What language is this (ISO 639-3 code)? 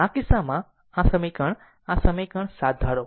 guj